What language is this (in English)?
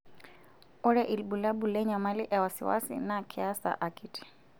Masai